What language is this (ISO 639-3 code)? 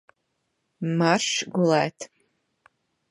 lav